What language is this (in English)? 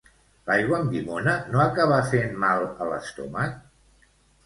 Catalan